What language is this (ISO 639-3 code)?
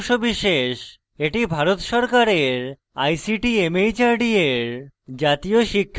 ben